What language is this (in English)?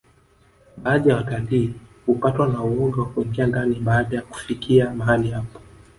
Swahili